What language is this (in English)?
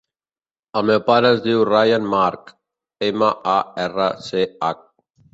Catalan